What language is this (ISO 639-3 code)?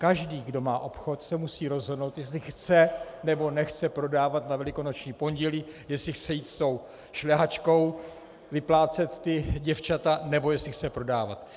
ces